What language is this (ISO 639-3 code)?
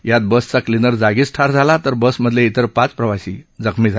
mar